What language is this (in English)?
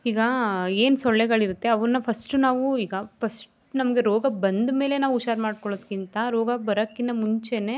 Kannada